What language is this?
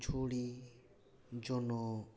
Santali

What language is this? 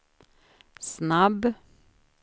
Swedish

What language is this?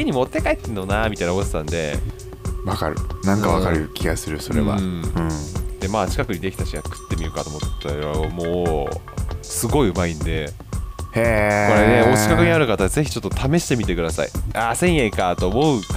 Japanese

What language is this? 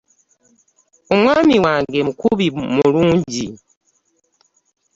Ganda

